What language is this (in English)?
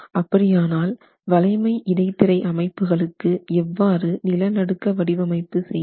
Tamil